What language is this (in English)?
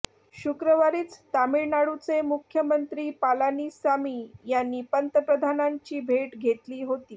Marathi